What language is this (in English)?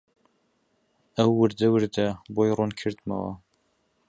Central Kurdish